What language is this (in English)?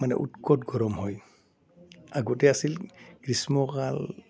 Assamese